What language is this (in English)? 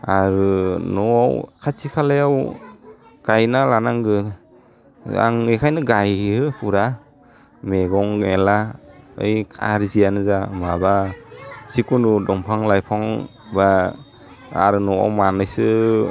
Bodo